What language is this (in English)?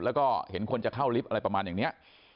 Thai